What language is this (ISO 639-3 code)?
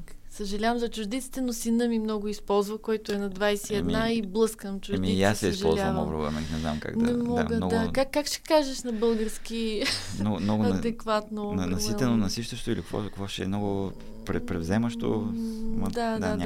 bul